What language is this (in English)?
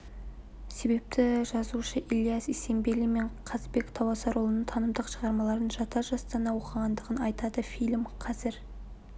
Kazakh